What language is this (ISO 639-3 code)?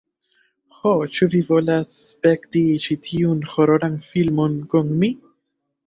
epo